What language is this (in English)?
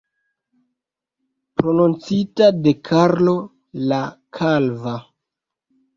Esperanto